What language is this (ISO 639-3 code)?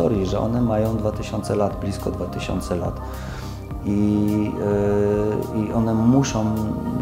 pol